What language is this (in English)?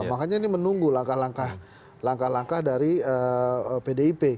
Indonesian